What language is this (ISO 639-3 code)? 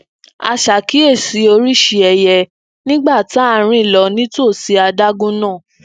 yor